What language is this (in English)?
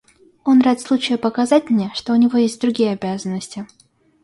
Russian